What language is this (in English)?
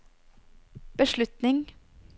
Norwegian